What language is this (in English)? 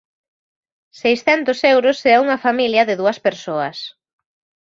Galician